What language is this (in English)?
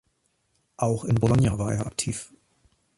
German